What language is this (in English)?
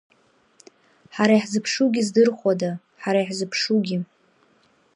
Abkhazian